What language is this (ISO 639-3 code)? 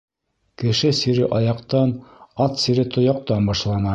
bak